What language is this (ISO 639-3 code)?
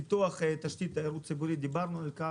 heb